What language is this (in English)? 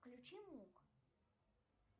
Russian